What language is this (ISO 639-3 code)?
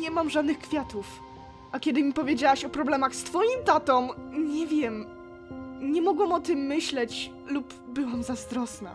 pol